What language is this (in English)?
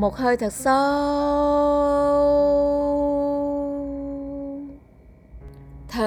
Vietnamese